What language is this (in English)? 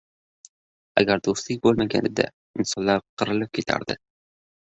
Uzbek